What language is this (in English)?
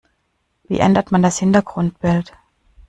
German